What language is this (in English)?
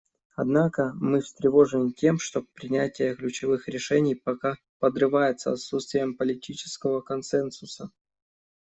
Russian